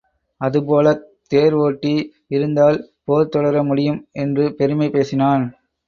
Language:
Tamil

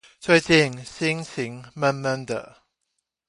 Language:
Chinese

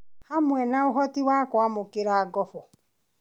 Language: Kikuyu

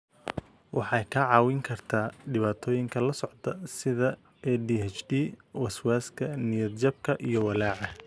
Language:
Somali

